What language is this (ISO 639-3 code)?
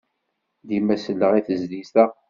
kab